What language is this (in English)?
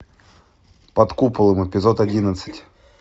Russian